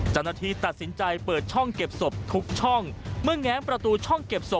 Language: Thai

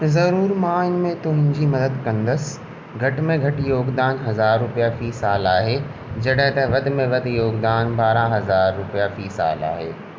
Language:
Sindhi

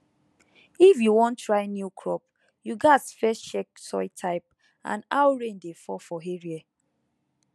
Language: Nigerian Pidgin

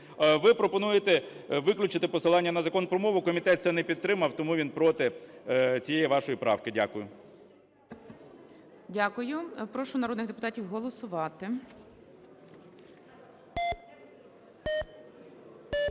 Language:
Ukrainian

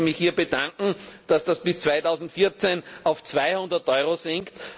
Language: German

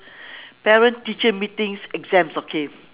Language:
English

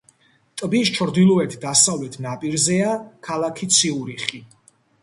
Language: Georgian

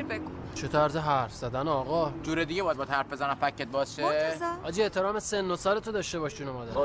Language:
Persian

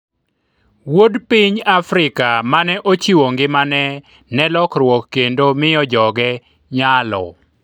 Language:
Luo (Kenya and Tanzania)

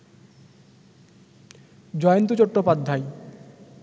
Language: Bangla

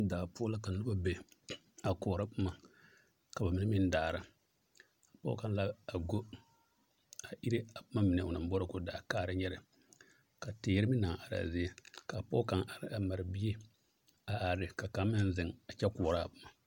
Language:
Southern Dagaare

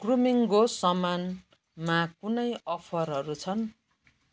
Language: Nepali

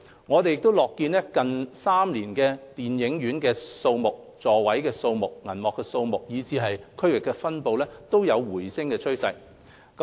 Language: Cantonese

